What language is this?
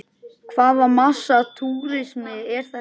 Icelandic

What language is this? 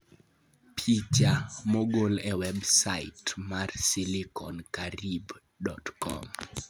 Luo (Kenya and Tanzania)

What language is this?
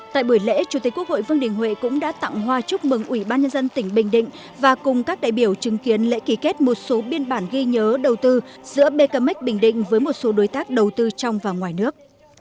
Vietnamese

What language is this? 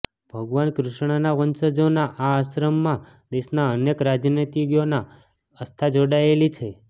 Gujarati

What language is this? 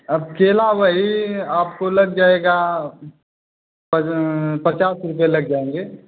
Hindi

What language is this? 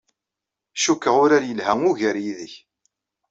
Kabyle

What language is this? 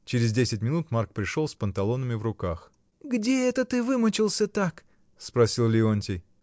Russian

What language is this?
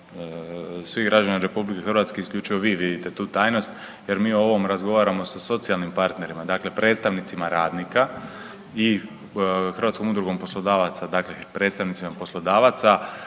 Croatian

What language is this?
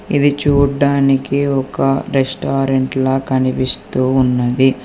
Telugu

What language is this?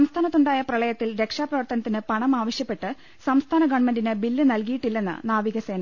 Malayalam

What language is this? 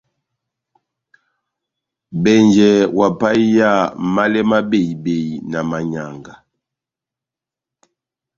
Batanga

